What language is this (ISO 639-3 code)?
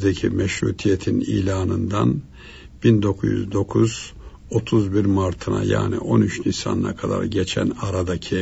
tur